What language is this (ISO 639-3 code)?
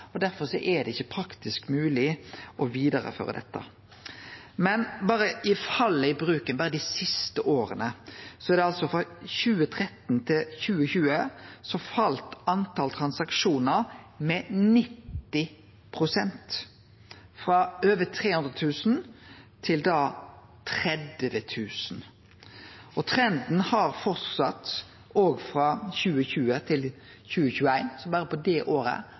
nno